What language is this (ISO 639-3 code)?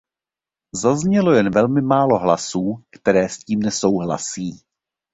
ces